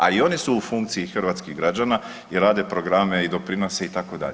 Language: Croatian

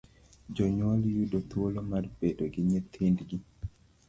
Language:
Luo (Kenya and Tanzania)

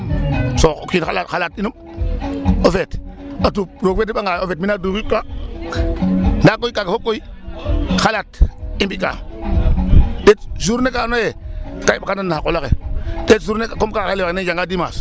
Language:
Serer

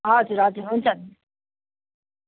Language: Nepali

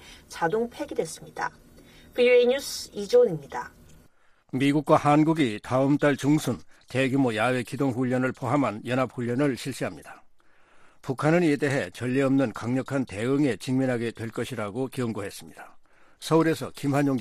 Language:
Korean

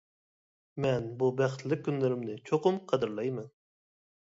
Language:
Uyghur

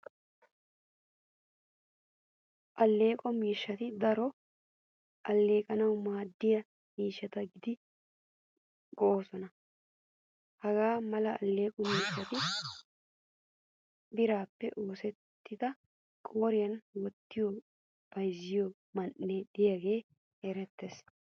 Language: Wolaytta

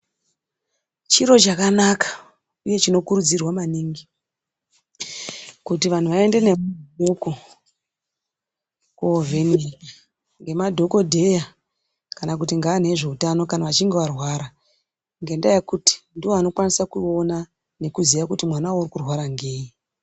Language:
Ndau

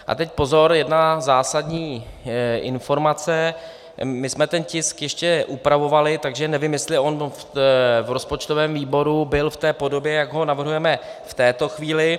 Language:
Czech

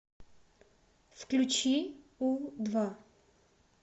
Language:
Russian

